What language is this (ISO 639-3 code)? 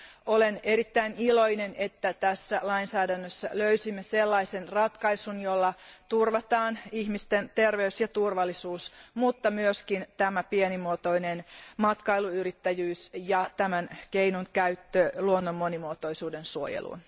fin